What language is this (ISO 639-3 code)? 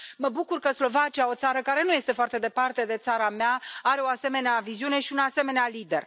ron